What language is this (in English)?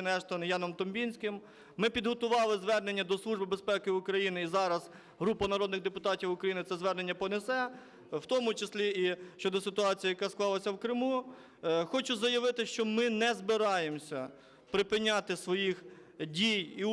Ukrainian